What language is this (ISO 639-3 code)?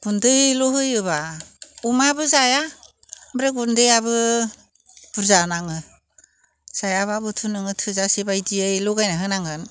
brx